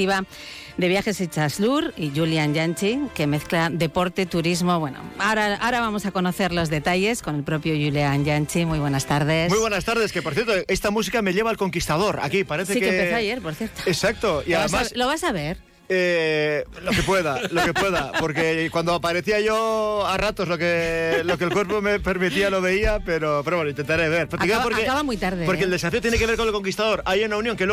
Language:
Spanish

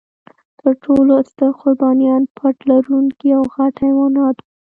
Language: Pashto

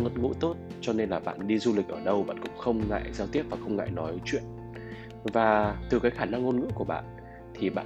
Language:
Vietnamese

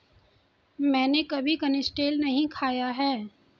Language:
Hindi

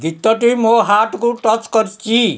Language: Odia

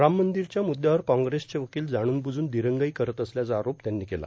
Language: Marathi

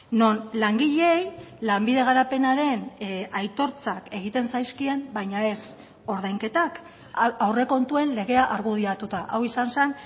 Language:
Basque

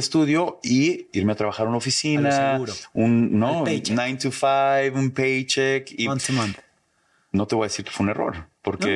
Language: Spanish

